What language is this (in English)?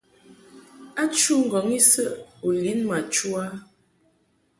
Mungaka